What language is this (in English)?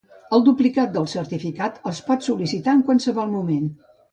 Catalan